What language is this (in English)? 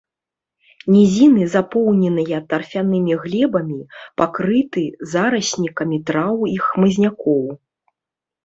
Belarusian